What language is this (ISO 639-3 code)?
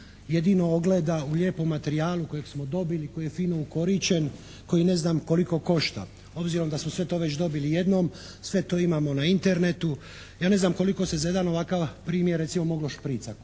hrv